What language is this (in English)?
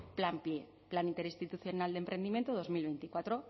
Spanish